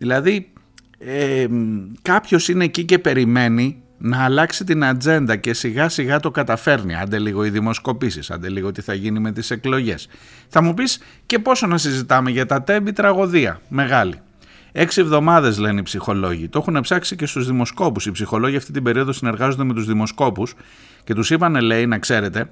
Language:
Greek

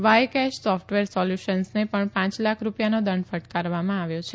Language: Gujarati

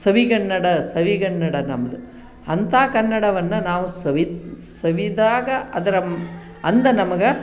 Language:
Kannada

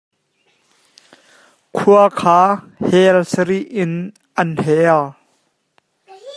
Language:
Hakha Chin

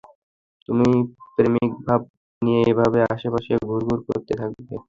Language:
Bangla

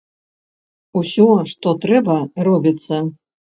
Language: Belarusian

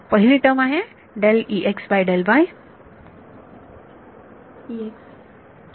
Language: Marathi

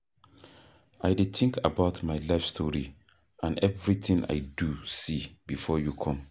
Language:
Nigerian Pidgin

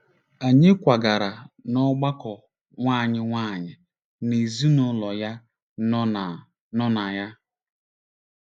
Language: Igbo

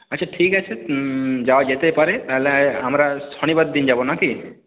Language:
Bangla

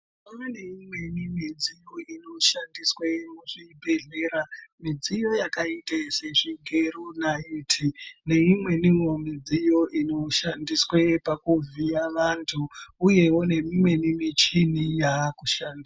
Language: Ndau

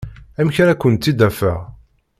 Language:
Kabyle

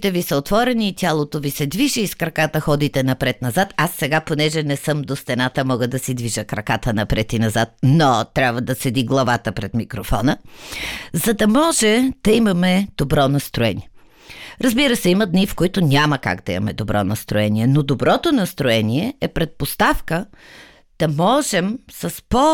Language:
Bulgarian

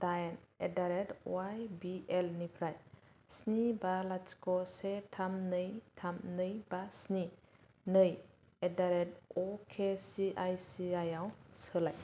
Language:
Bodo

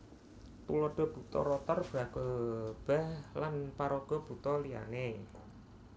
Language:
Javanese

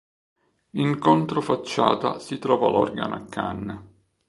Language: Italian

